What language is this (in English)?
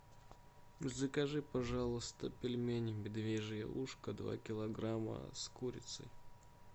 Russian